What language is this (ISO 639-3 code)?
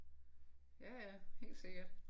dan